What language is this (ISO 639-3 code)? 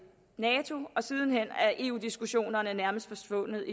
dan